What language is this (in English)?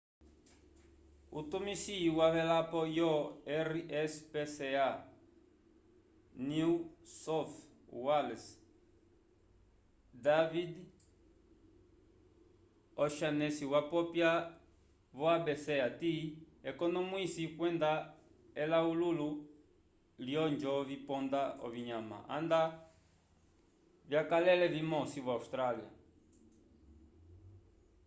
Umbundu